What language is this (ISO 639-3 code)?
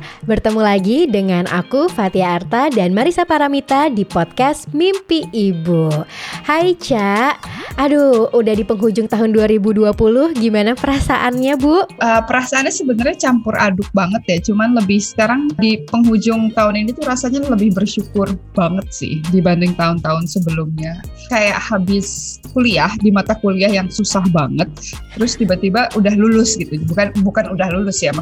ind